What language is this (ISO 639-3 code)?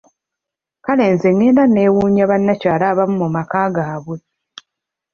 lug